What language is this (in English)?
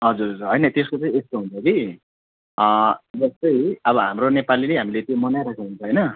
Nepali